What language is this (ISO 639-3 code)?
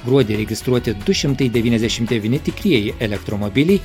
lit